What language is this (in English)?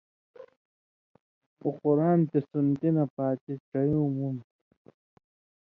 Indus Kohistani